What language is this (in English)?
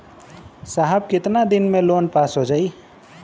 Bhojpuri